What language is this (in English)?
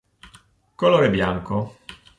Italian